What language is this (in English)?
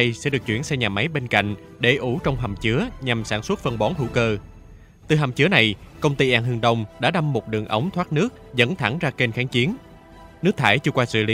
Vietnamese